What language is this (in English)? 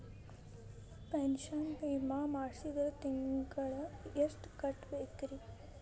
Kannada